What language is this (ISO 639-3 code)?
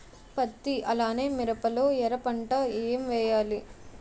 tel